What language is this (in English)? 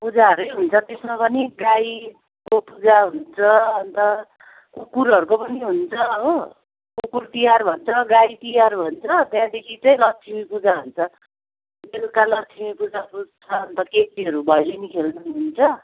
Nepali